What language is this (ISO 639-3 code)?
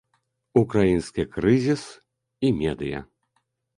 bel